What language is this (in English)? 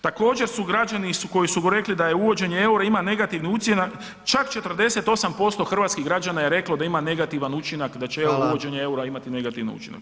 Croatian